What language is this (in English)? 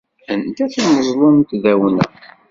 Kabyle